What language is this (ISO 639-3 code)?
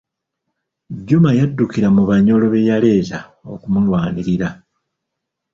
lug